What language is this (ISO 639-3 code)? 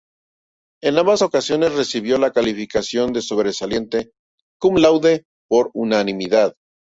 spa